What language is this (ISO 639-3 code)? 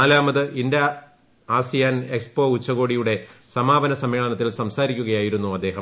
mal